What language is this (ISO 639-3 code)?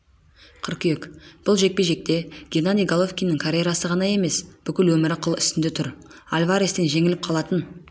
kaz